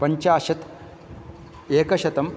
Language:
Sanskrit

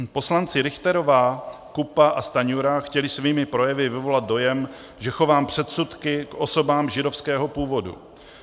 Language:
Czech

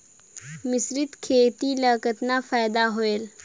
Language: Chhattisgarhi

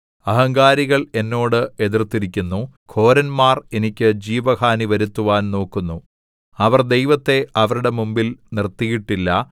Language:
Malayalam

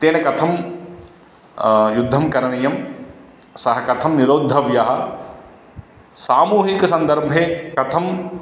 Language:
Sanskrit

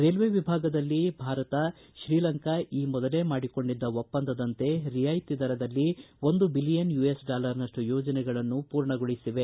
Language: Kannada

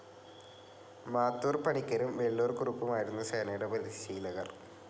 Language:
Malayalam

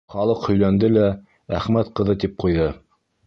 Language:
Bashkir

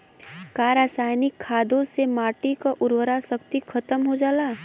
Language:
Bhojpuri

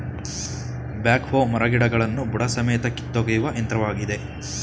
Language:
Kannada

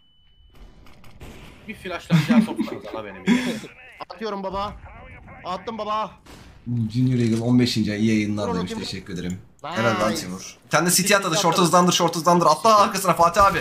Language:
Turkish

